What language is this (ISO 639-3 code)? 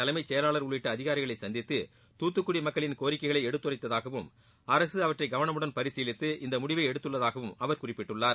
tam